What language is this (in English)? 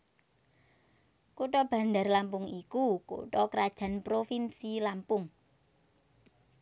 Javanese